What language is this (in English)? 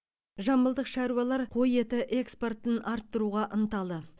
Kazakh